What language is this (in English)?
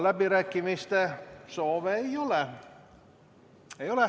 Estonian